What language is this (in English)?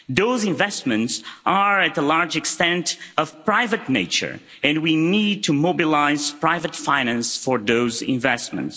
English